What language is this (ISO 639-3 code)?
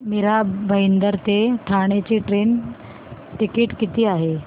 mar